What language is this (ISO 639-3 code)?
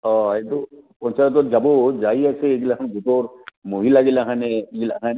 asm